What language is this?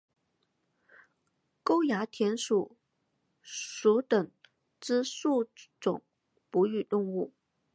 Chinese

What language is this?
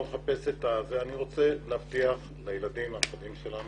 Hebrew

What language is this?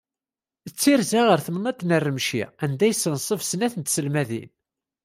Kabyle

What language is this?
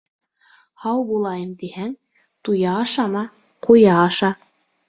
Bashkir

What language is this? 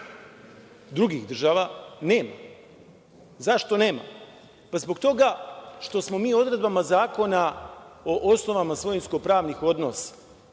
Serbian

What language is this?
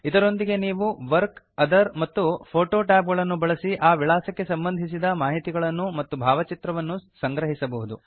Kannada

